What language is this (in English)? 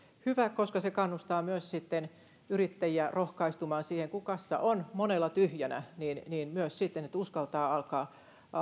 Finnish